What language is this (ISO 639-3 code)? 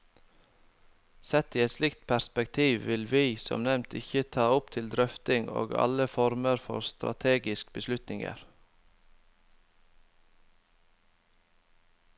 nor